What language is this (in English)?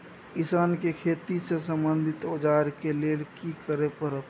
Maithili